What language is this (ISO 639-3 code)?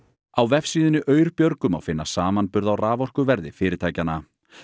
isl